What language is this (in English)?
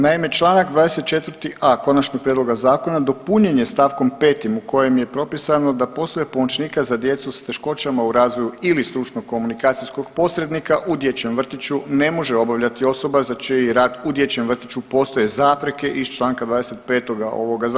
Croatian